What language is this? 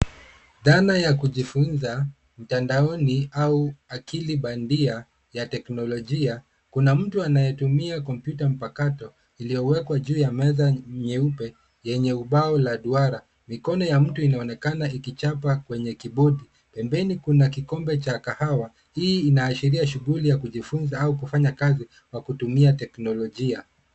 Swahili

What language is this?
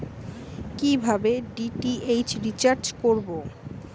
Bangla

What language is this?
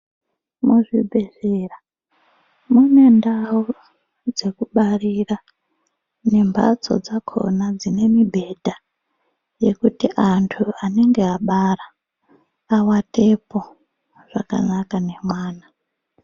Ndau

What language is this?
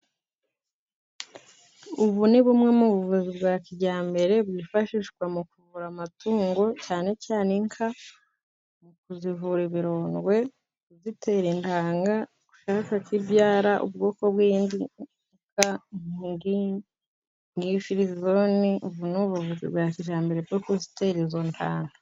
Kinyarwanda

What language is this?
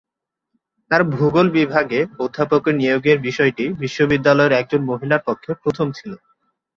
Bangla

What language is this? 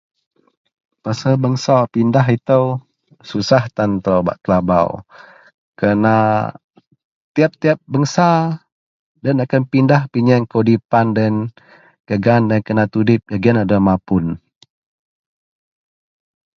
Central Melanau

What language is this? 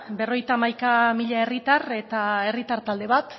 Basque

